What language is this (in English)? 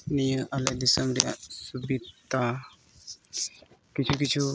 Santali